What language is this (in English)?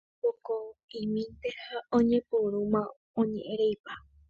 Guarani